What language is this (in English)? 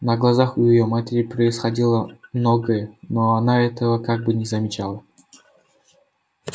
Russian